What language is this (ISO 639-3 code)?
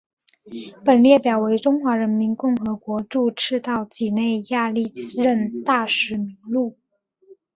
zho